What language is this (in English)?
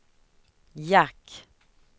Swedish